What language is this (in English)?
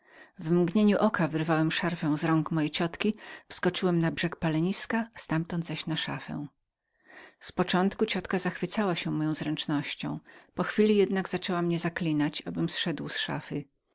Polish